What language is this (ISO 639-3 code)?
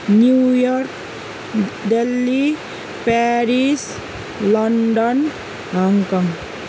nep